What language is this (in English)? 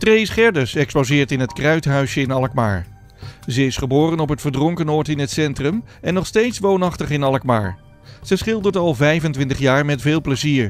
Dutch